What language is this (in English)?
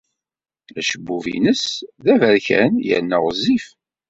Kabyle